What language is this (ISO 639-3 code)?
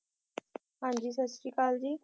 pan